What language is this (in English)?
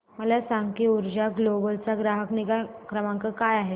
Marathi